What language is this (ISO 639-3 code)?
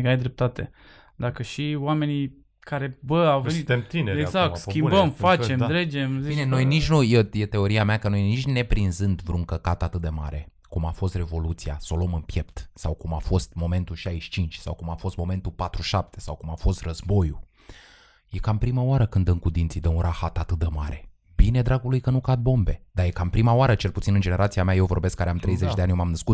ron